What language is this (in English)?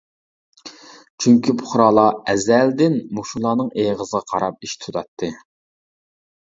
Uyghur